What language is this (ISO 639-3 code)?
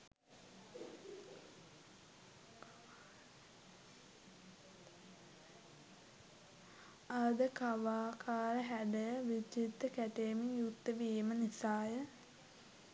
sin